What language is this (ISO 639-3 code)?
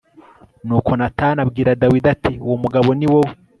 kin